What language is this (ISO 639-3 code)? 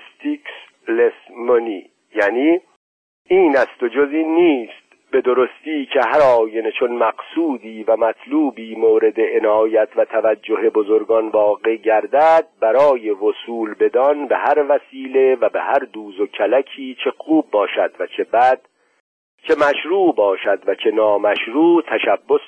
fas